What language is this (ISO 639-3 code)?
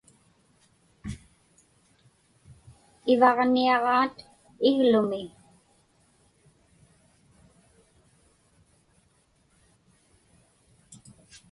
ipk